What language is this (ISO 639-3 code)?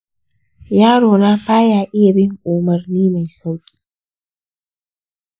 hau